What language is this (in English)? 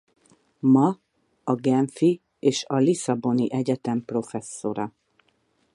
Hungarian